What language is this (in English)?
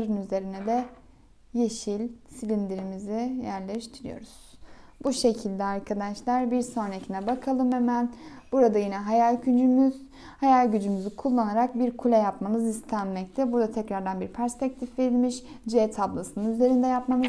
Turkish